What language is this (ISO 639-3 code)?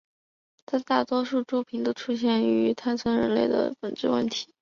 zho